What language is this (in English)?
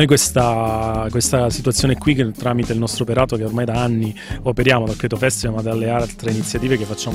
Italian